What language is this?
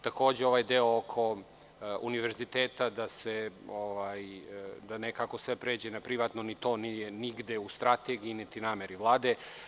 Serbian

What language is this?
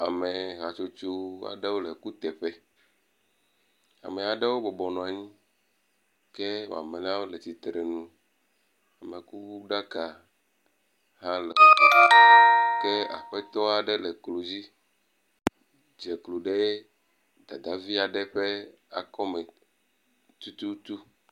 Ewe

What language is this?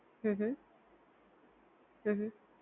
Gujarati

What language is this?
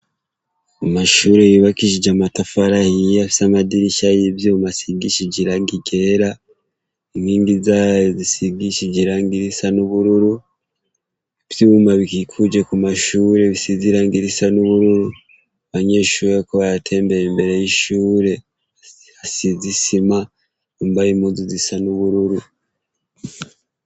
Rundi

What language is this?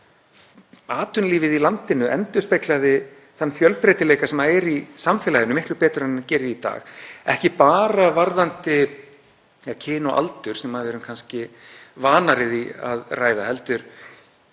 Icelandic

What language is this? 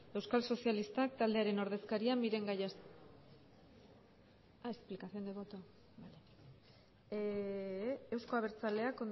Basque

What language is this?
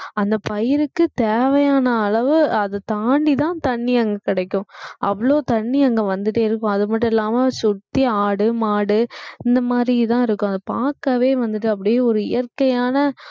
Tamil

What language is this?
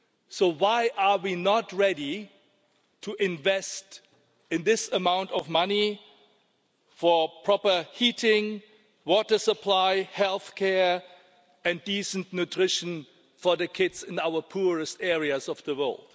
English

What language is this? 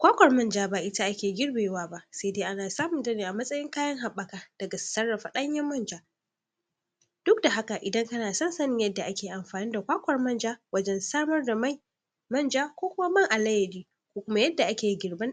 Hausa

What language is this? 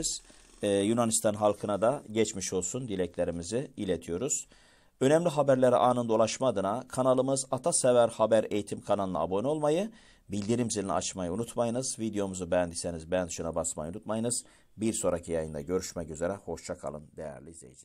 Turkish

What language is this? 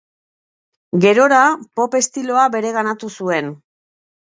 Basque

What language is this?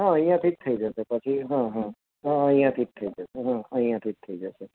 Gujarati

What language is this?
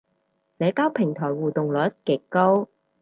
Cantonese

